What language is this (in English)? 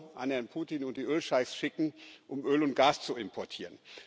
German